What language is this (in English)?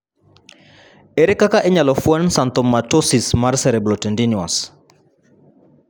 Luo (Kenya and Tanzania)